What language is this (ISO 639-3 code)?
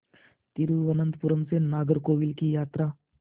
hin